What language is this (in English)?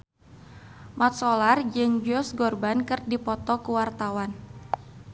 Sundanese